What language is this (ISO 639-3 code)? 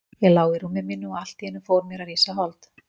isl